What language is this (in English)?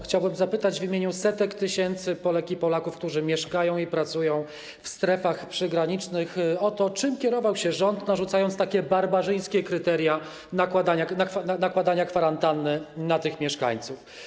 Polish